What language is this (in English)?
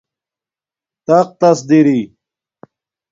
Domaaki